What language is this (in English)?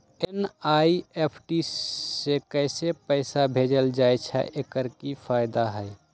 Magahi